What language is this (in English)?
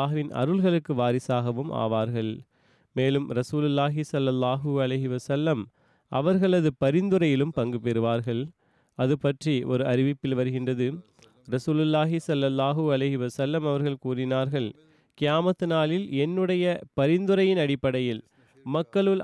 Tamil